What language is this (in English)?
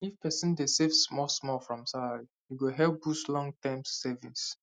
Nigerian Pidgin